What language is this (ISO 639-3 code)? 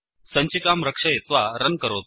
san